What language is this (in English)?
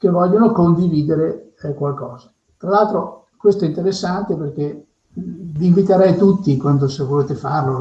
Italian